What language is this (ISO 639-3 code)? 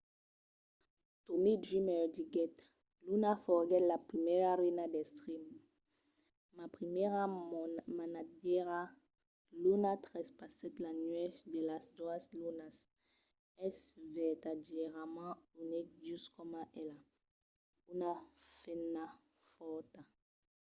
oci